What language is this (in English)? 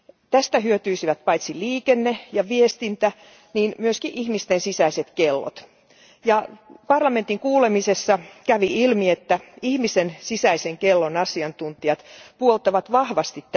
Finnish